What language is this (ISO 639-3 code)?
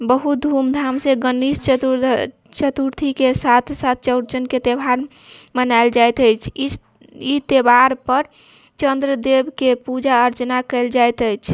mai